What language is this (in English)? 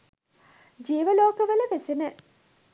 Sinhala